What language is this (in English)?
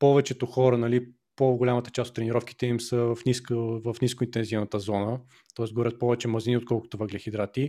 Bulgarian